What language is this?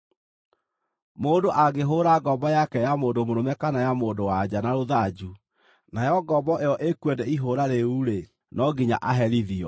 Kikuyu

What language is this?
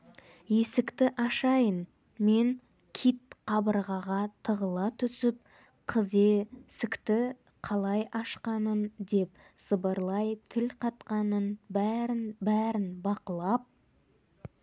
Kazakh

